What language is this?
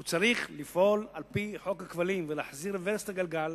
Hebrew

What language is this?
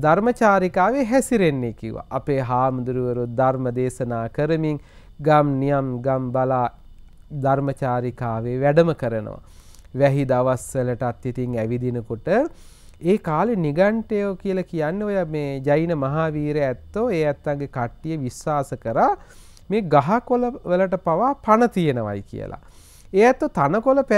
Turkish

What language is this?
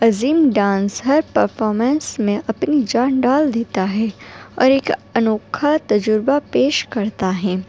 Urdu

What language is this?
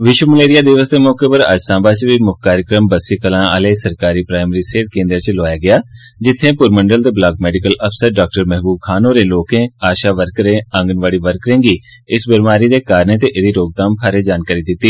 Dogri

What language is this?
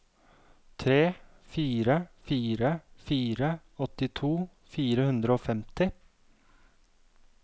Norwegian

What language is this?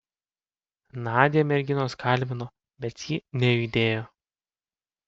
Lithuanian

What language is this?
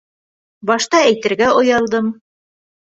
Bashkir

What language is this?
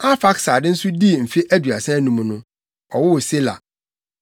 Akan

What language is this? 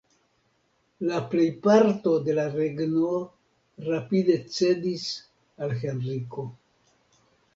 Esperanto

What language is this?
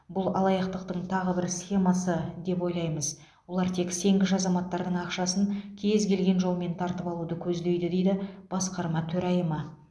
Kazakh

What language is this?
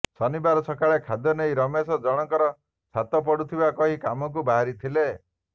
Odia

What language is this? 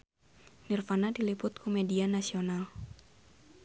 Sundanese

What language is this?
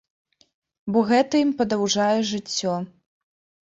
Belarusian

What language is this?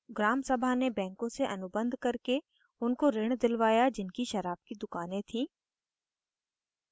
Hindi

